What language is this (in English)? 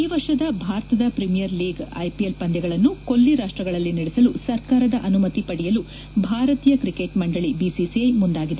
Kannada